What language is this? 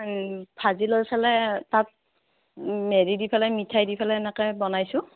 Assamese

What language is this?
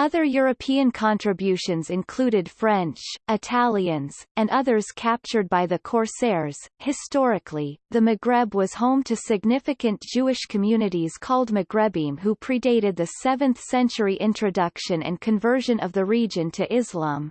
English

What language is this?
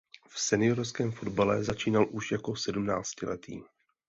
Czech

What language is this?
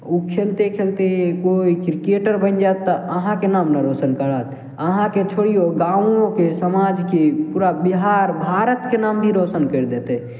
Maithili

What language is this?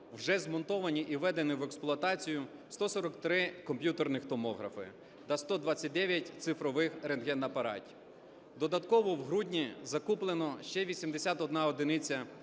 Ukrainian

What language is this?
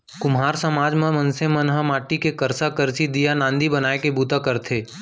Chhattisgarhi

